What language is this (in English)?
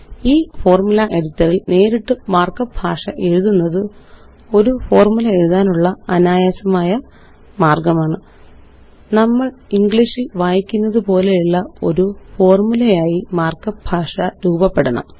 Malayalam